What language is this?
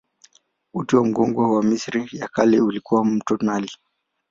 Swahili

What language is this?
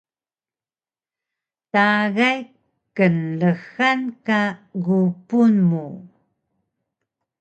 Taroko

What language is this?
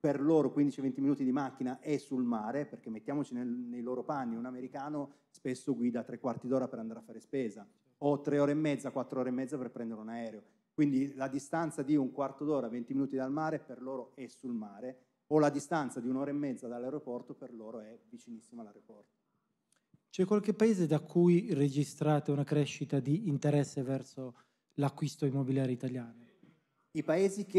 Italian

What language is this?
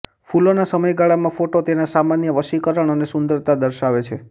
Gujarati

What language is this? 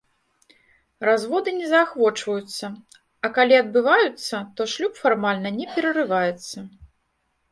Belarusian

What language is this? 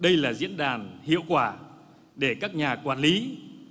Vietnamese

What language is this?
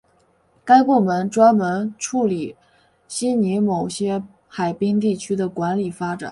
Chinese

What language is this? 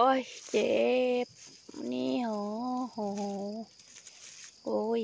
Thai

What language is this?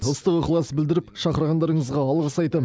Kazakh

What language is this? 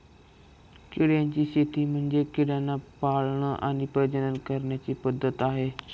Marathi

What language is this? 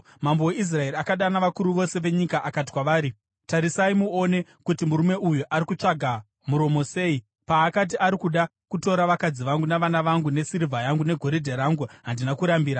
Shona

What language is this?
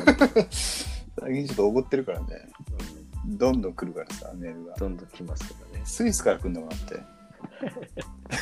Japanese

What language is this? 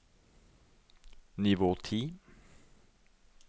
Norwegian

